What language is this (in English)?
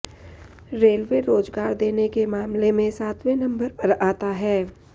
Hindi